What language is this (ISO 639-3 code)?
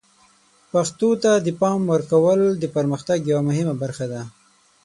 pus